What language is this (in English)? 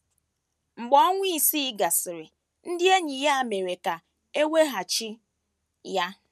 Igbo